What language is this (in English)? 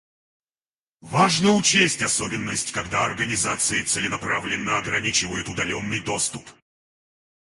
Russian